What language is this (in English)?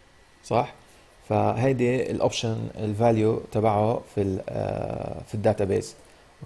Arabic